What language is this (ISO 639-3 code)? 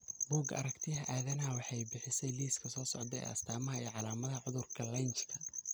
som